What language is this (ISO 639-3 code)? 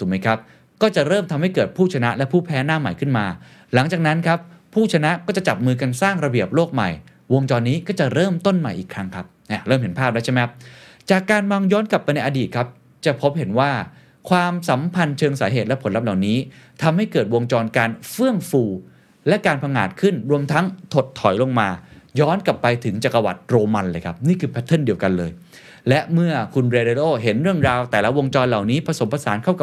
tha